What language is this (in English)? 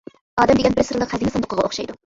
Uyghur